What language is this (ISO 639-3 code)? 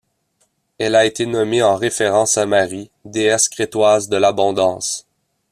fra